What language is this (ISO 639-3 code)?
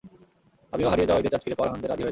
ben